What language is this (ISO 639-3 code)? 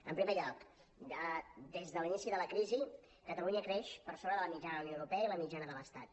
cat